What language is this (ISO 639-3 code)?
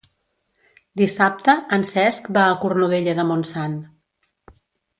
cat